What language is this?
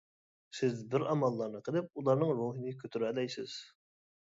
Uyghur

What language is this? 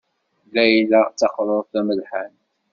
Kabyle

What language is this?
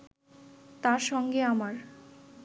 Bangla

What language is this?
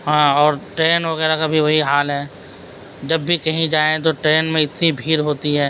Urdu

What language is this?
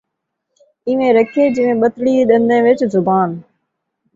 Saraiki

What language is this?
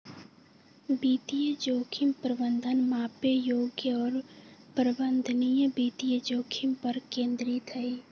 Magahi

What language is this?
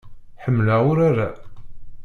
Kabyle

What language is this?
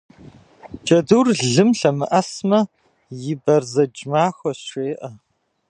Kabardian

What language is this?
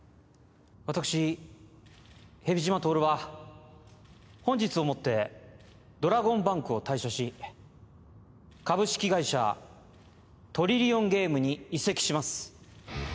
Japanese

